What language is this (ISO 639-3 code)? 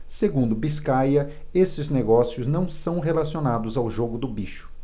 por